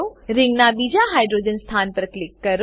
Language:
Gujarati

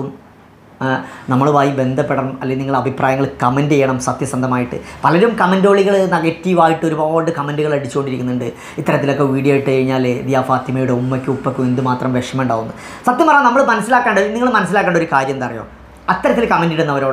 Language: Malayalam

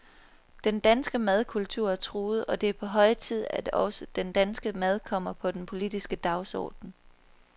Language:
Danish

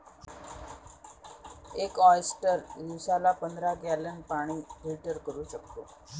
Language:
Marathi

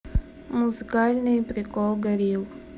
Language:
Russian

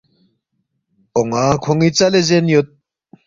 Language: Balti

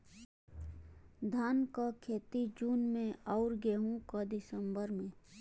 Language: Bhojpuri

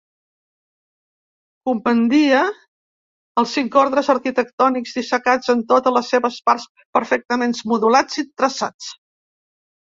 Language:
Catalan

